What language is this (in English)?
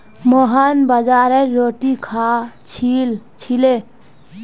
Magahi